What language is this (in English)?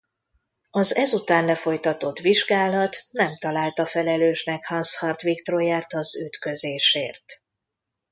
Hungarian